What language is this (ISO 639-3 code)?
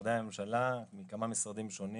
heb